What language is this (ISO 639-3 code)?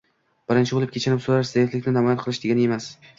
uzb